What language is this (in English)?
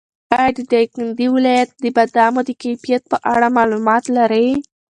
Pashto